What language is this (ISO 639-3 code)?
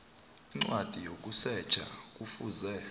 nbl